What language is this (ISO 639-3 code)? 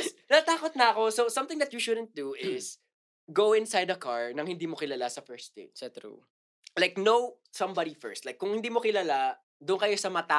fil